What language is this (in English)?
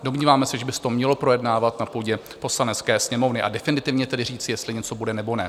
Czech